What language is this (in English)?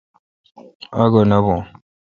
Kalkoti